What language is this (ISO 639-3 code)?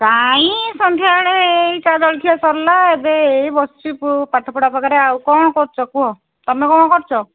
ori